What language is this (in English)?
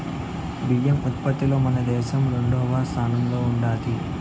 Telugu